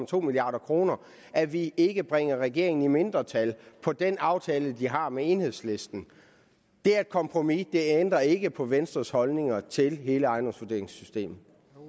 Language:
Danish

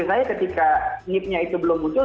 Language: Indonesian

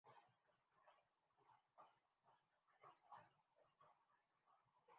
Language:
Urdu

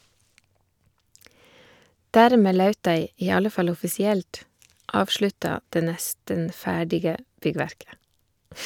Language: Norwegian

